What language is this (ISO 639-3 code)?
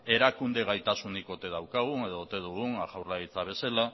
eus